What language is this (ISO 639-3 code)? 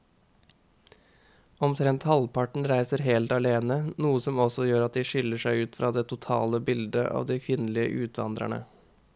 nor